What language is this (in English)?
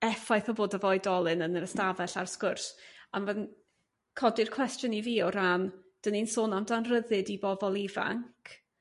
Welsh